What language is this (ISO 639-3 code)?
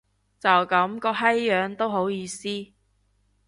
yue